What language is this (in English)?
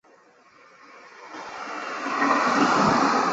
Chinese